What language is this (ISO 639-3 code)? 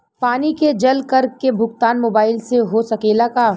bho